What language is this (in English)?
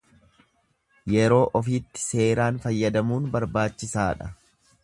Oromo